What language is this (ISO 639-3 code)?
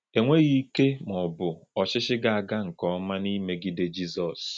ibo